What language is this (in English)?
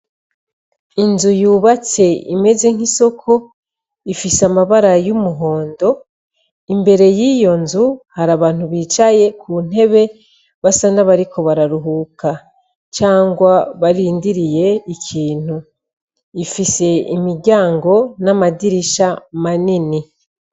Rundi